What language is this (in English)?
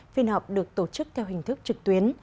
Vietnamese